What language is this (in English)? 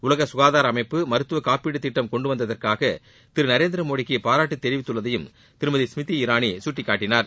Tamil